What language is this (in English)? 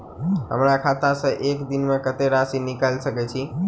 Maithili